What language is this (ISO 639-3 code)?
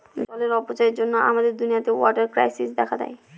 ben